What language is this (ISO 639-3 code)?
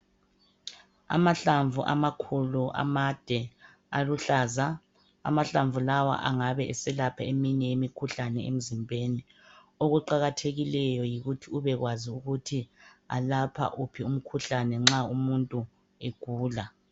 nde